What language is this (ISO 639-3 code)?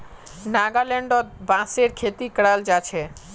mag